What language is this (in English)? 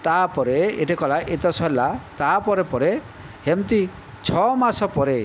Odia